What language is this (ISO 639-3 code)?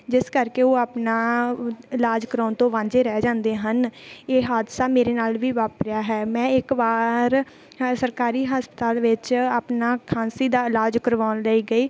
pan